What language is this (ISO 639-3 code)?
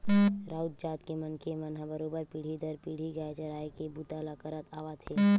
hne